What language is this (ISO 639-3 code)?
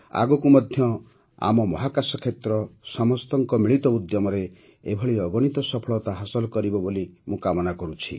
ori